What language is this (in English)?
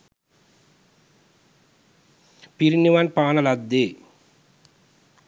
Sinhala